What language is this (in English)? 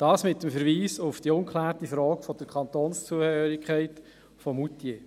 Swiss German